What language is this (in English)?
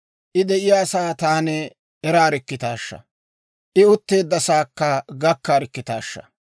Dawro